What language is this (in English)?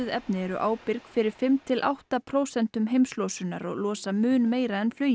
Icelandic